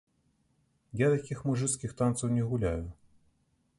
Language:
Belarusian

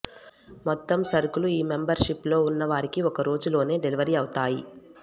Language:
Telugu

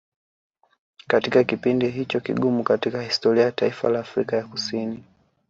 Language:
Swahili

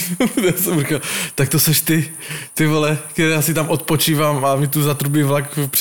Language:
Slovak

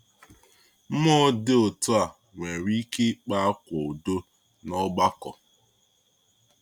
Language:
Igbo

